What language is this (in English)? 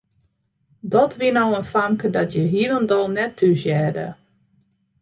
Western Frisian